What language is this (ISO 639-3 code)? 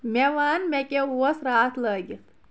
kas